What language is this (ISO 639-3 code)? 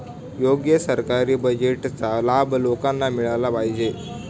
mar